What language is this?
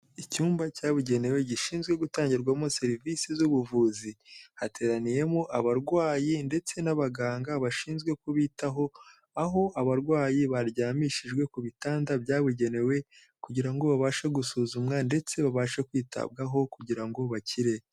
Kinyarwanda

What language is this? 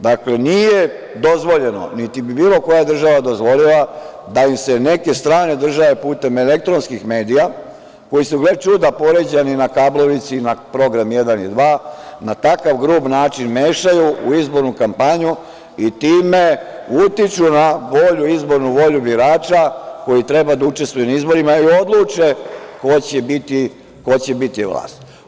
Serbian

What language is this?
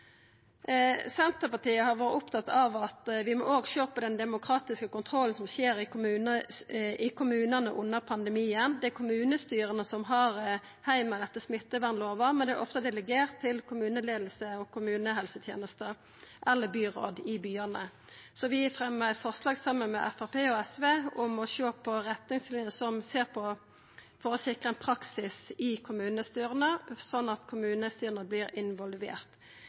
Norwegian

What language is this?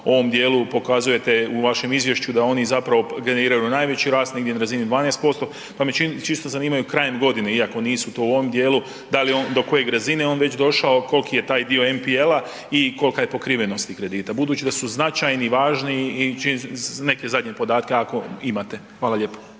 Croatian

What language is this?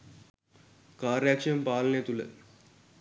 Sinhala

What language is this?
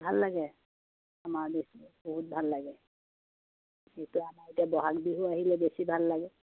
Assamese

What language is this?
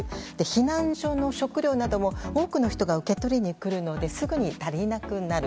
Japanese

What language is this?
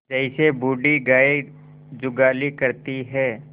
Hindi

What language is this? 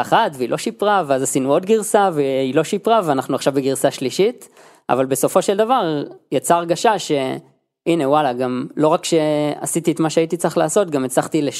Hebrew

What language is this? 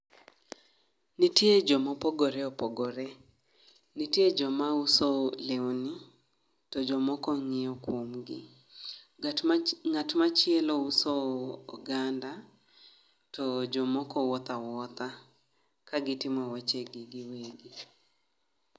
Luo (Kenya and Tanzania)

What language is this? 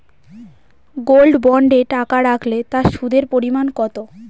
Bangla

